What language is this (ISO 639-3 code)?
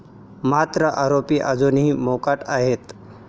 mar